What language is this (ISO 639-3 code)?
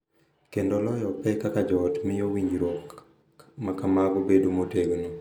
luo